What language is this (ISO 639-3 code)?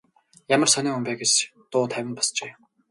mon